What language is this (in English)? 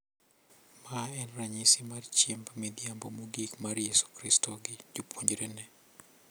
Luo (Kenya and Tanzania)